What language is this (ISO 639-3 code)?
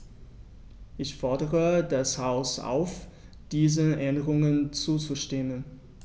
deu